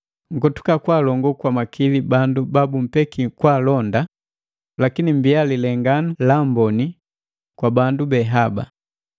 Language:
Matengo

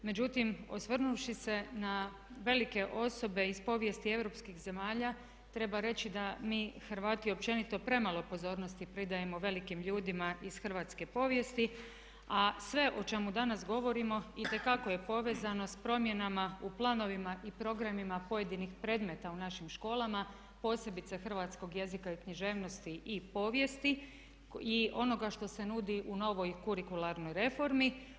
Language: Croatian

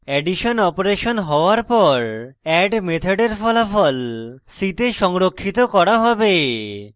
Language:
Bangla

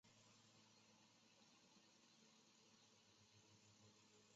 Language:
Chinese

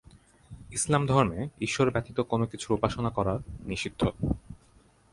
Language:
Bangla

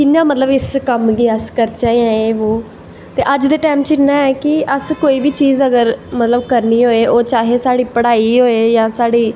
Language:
Dogri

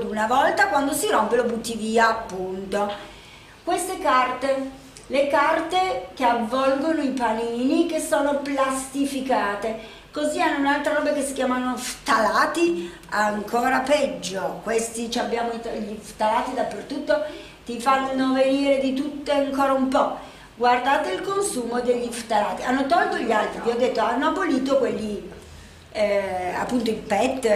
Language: Italian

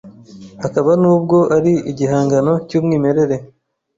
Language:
Kinyarwanda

